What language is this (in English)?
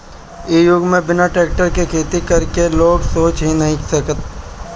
Bhojpuri